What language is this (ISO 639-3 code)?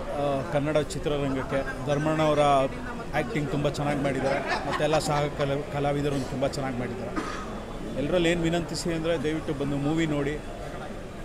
kan